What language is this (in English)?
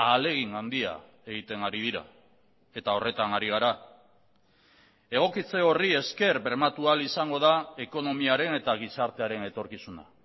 Basque